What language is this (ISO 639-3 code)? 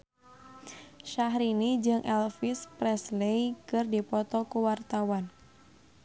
sun